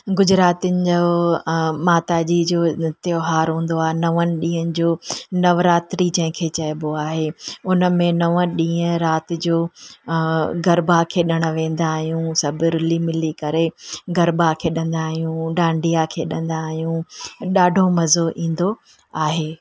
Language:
Sindhi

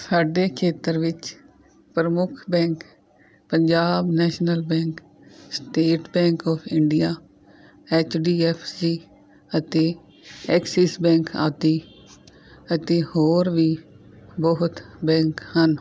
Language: Punjabi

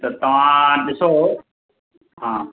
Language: Sindhi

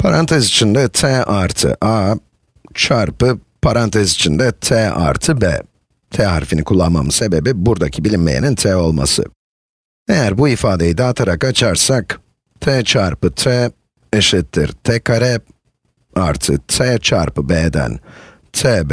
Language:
Turkish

